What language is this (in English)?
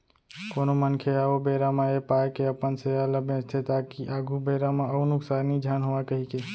Chhattisgarhi